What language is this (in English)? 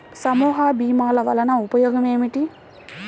Telugu